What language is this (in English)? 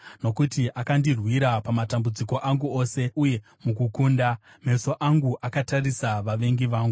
Shona